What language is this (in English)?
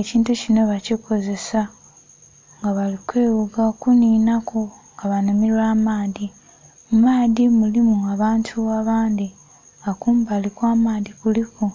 Soga